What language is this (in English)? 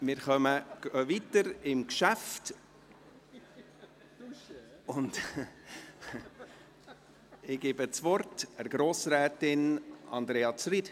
Swiss German